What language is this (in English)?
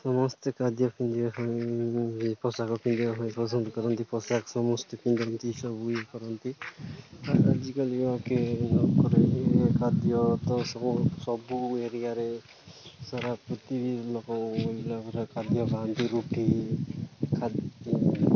Odia